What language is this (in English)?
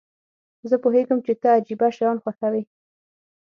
Pashto